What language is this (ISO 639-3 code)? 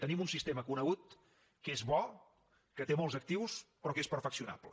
cat